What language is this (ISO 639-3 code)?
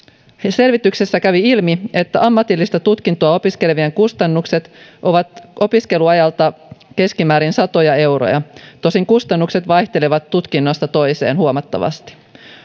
fin